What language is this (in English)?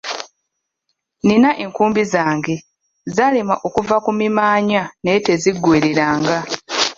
Ganda